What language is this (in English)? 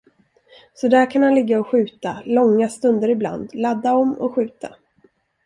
Swedish